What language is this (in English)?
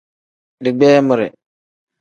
Tem